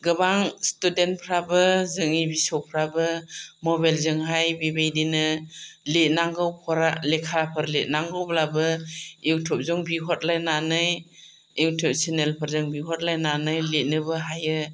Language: Bodo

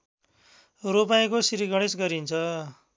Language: Nepali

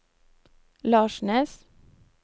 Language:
Norwegian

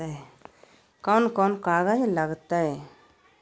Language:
Magahi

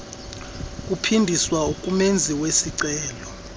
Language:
Xhosa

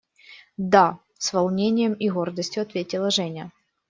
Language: Russian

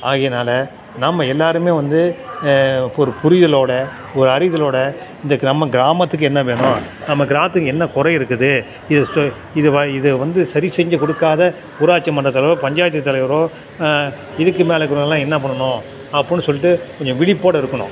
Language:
Tamil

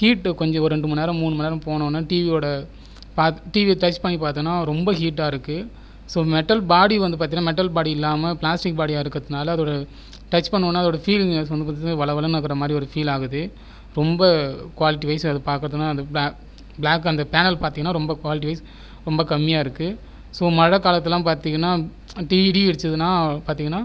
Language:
Tamil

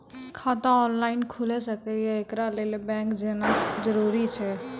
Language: Maithili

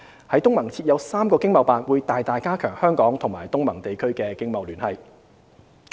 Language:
Cantonese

